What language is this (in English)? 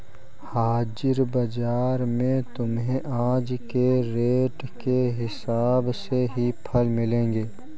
Hindi